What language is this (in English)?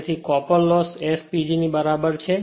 Gujarati